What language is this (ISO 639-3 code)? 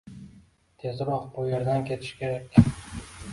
uzb